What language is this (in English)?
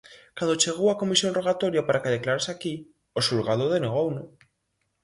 Galician